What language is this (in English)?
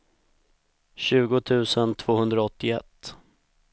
Swedish